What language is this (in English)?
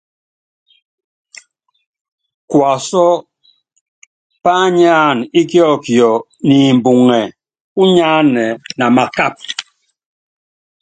Yangben